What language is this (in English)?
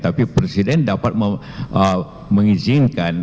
Indonesian